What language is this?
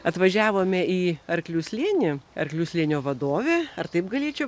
Lithuanian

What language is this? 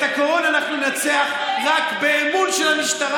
Hebrew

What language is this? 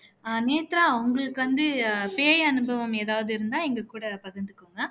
Tamil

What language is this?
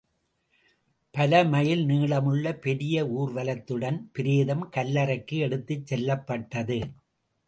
Tamil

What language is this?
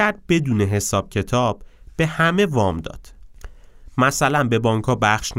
Persian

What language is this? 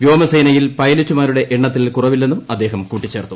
Malayalam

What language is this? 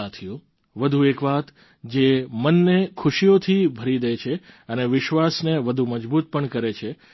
Gujarati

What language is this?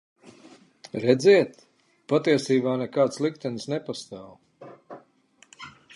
Latvian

